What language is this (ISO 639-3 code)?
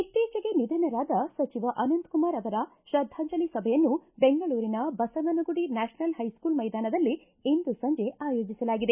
kan